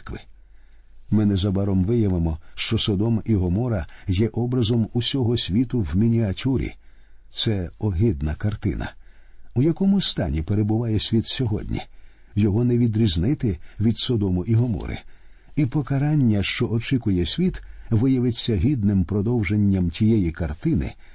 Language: Ukrainian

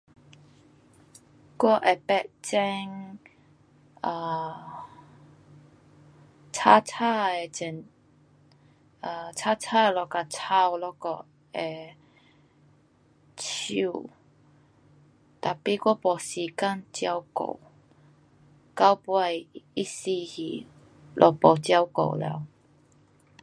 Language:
Pu-Xian Chinese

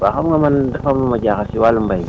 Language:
Wolof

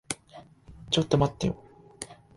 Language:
Japanese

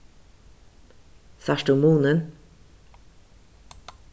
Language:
Faroese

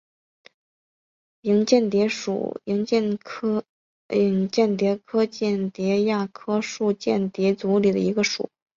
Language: Chinese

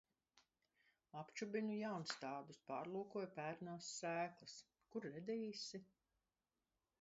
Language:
Latvian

